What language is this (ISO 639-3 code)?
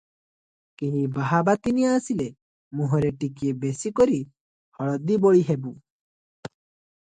ori